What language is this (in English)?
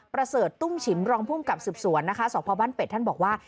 Thai